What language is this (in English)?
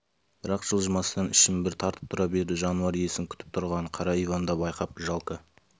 Kazakh